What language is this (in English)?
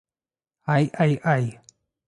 Russian